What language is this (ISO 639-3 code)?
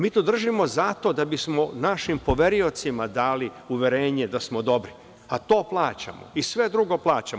srp